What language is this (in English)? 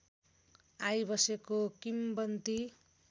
Nepali